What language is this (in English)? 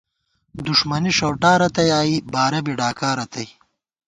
Gawar-Bati